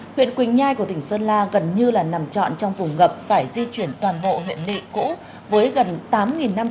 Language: Vietnamese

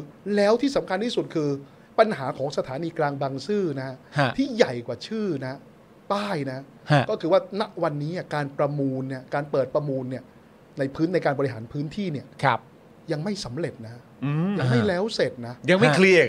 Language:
Thai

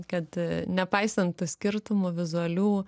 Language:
Lithuanian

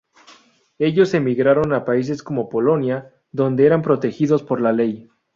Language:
Spanish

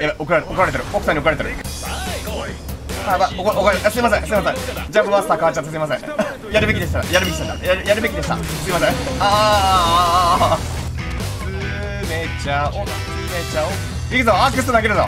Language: Japanese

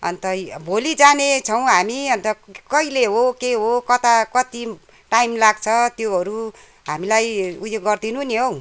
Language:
Nepali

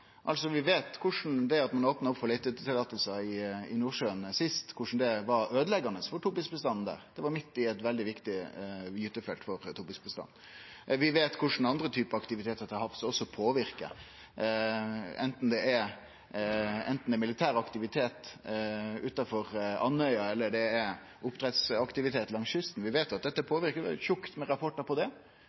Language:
Norwegian Nynorsk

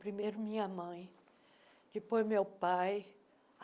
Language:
Portuguese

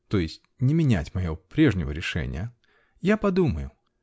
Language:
Russian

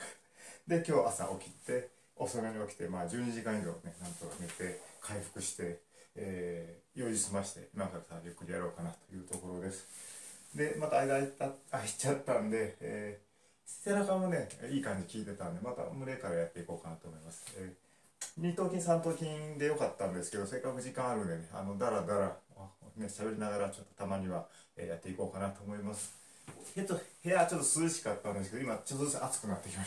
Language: Japanese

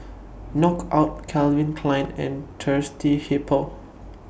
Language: English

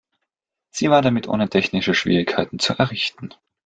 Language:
German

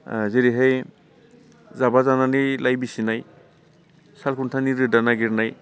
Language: Bodo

